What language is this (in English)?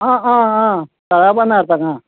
Konkani